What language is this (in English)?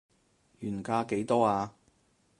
Cantonese